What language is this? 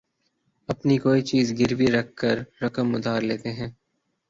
Urdu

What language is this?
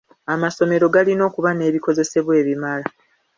Ganda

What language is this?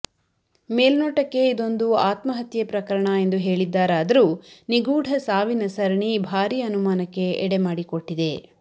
Kannada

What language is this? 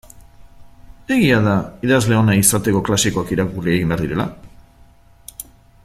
Basque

